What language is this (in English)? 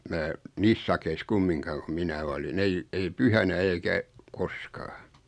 Finnish